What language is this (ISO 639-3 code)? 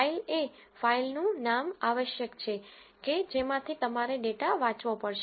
guj